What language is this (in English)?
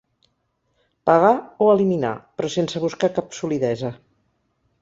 Catalan